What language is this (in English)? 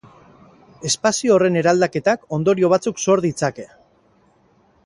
Basque